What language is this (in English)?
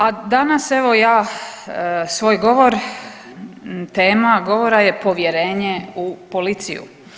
Croatian